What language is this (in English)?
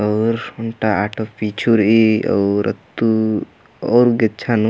Kurukh